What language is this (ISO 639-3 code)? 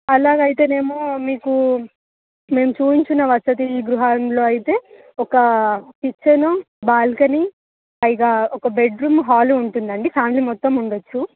tel